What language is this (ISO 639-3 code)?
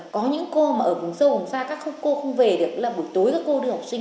vie